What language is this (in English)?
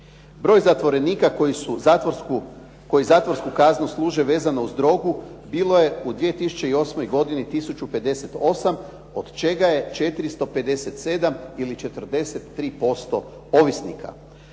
Croatian